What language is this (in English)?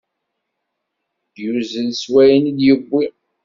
Kabyle